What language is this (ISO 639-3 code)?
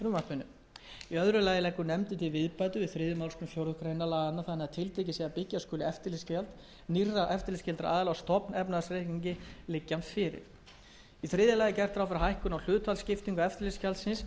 isl